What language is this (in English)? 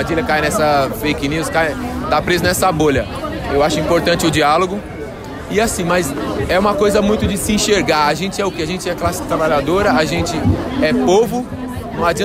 Portuguese